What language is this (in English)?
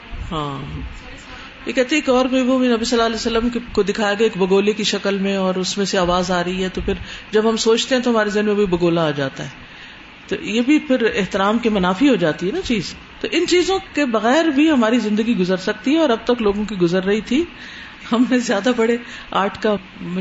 Urdu